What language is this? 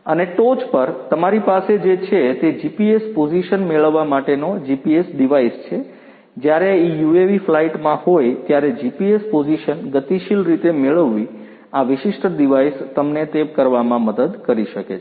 Gujarati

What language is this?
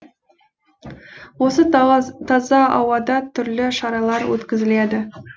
Kazakh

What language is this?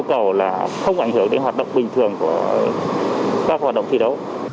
Vietnamese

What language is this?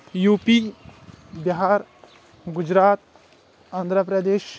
Kashmiri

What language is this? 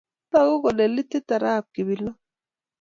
Kalenjin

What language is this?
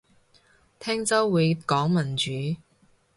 Cantonese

